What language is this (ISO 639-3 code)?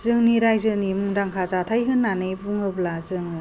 brx